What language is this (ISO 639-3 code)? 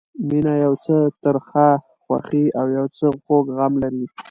pus